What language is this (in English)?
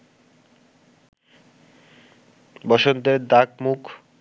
Bangla